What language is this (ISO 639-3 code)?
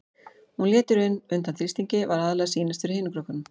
isl